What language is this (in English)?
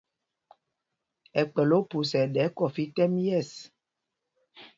Mpumpong